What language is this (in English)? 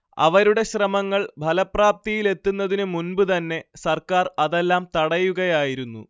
Malayalam